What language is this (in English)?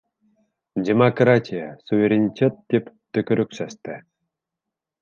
Bashkir